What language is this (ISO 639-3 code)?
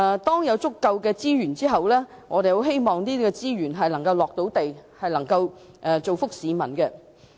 yue